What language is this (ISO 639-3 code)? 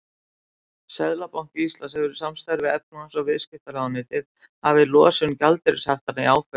isl